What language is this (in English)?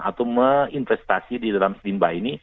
Indonesian